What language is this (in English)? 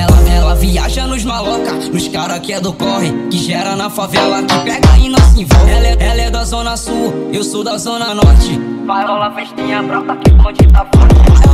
Italian